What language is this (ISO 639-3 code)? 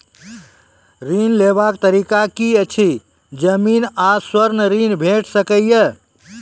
mai